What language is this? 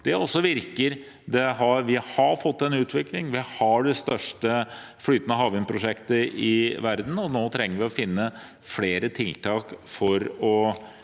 Norwegian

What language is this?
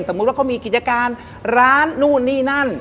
Thai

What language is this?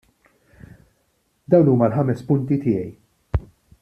Maltese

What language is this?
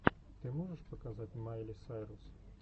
Russian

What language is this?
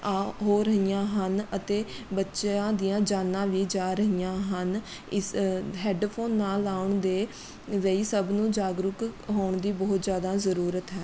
Punjabi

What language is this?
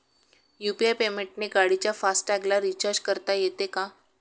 Marathi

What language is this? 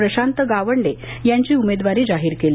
Marathi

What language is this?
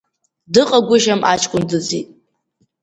Abkhazian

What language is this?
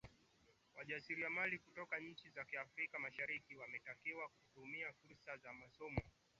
Swahili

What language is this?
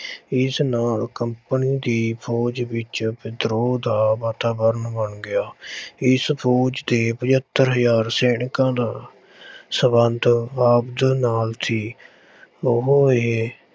Punjabi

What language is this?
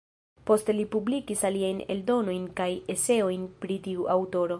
Esperanto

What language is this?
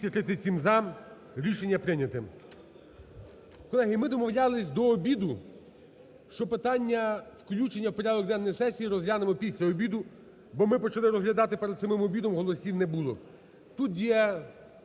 Ukrainian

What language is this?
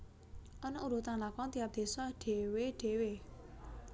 Javanese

